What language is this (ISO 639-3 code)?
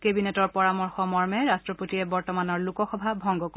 asm